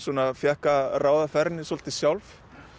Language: Icelandic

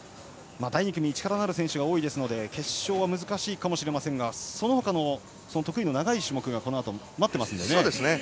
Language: Japanese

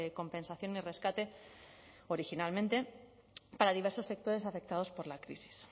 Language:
Spanish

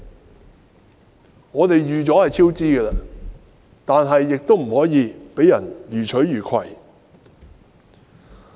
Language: Cantonese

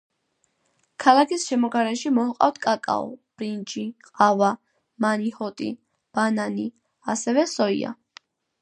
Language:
Georgian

